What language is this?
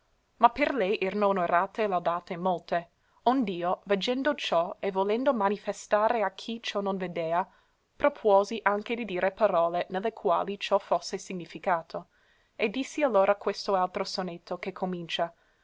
Italian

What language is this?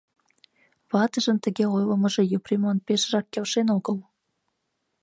Mari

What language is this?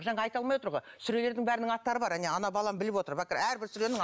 Kazakh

